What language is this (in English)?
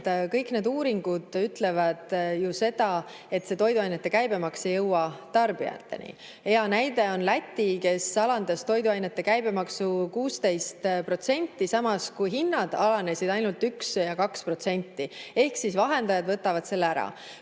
Estonian